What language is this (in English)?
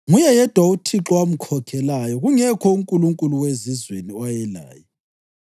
North Ndebele